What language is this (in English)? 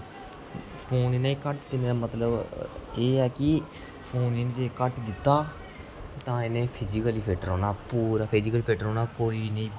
Dogri